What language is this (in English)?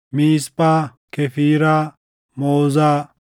Oromo